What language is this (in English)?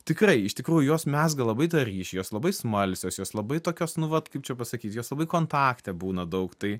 Lithuanian